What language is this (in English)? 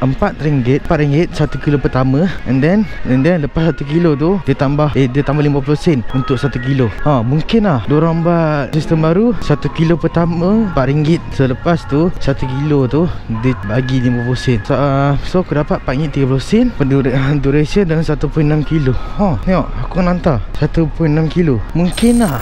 Malay